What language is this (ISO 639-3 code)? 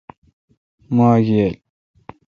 xka